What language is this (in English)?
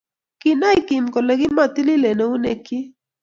Kalenjin